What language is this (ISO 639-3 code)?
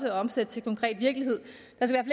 dan